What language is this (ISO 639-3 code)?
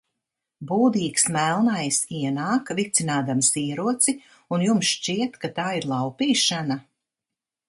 lav